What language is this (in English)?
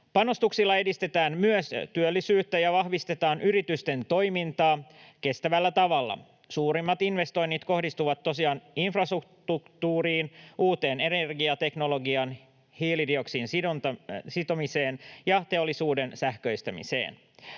Finnish